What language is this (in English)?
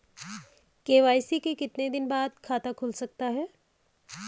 Hindi